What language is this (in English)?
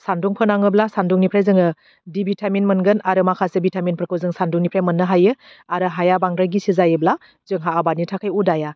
Bodo